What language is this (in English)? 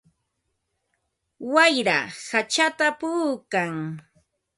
Ambo-Pasco Quechua